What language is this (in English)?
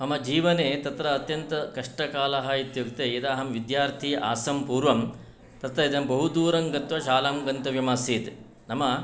Sanskrit